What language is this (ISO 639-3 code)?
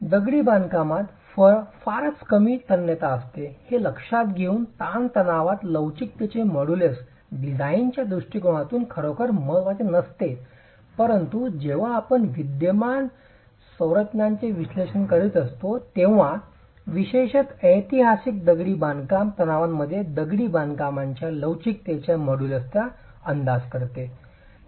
mar